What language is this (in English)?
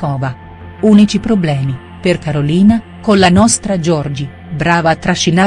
Italian